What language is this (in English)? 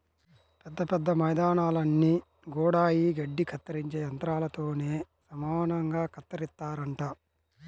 Telugu